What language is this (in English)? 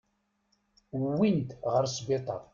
Kabyle